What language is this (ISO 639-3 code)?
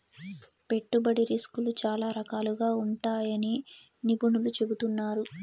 tel